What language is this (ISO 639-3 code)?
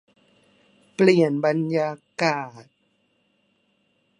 tha